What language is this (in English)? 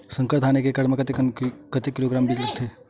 Chhattisgarhi